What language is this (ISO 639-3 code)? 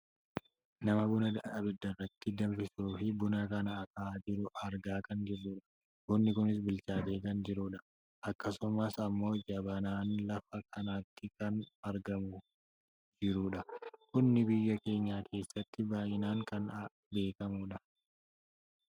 orm